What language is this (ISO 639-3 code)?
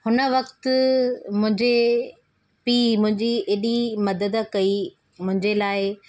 snd